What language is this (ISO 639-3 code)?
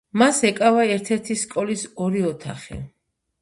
kat